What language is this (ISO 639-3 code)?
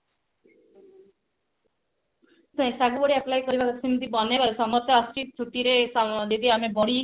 ori